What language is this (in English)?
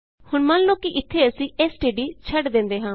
Punjabi